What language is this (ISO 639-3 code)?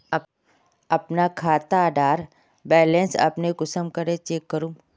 mag